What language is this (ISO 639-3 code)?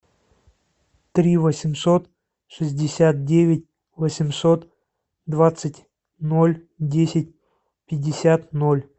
rus